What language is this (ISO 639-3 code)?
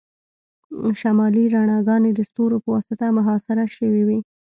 pus